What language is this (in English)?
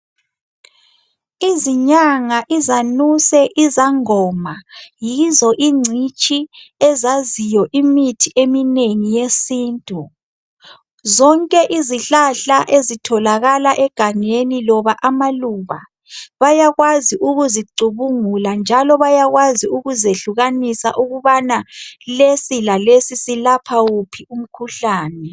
North Ndebele